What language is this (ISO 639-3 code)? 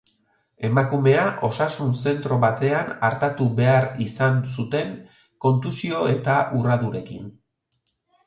eus